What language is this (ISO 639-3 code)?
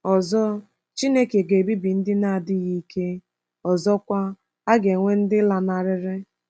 ibo